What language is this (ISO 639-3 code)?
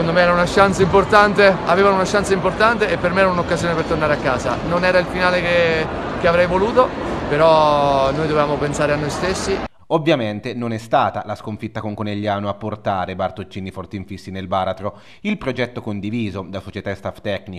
ita